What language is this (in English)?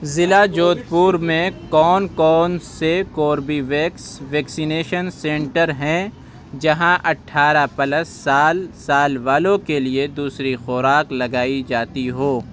Urdu